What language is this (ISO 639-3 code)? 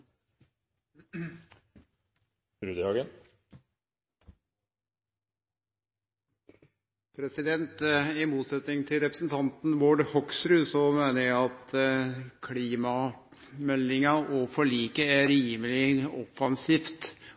nor